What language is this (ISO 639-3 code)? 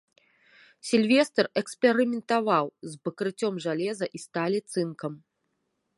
bel